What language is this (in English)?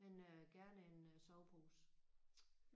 Danish